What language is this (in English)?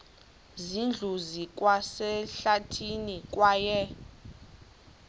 Xhosa